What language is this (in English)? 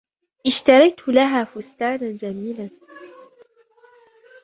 Arabic